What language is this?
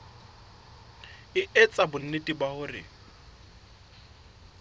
Southern Sotho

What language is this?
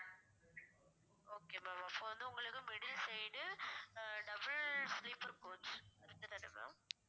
Tamil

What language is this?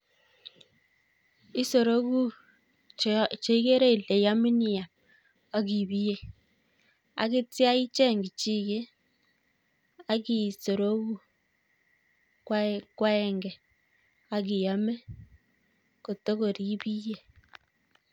Kalenjin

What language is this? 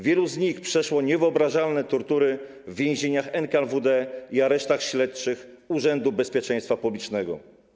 Polish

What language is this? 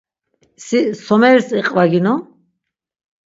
Laz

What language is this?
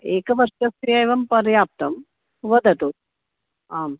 Sanskrit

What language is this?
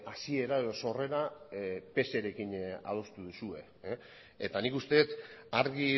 Basque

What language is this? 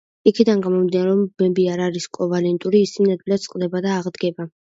Georgian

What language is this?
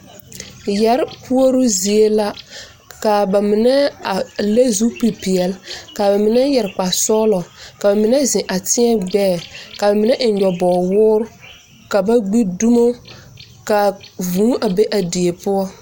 Southern Dagaare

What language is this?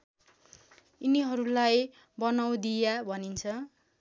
Nepali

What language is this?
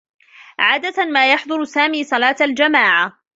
Arabic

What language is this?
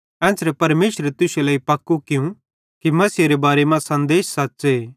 Bhadrawahi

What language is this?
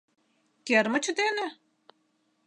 Mari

